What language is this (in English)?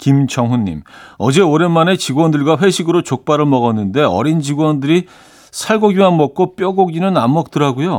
Korean